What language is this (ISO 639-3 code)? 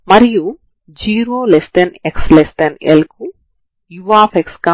tel